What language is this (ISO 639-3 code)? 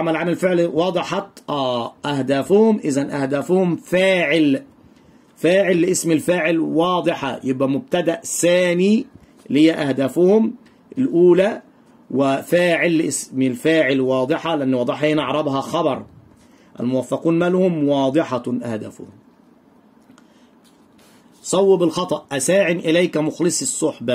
ara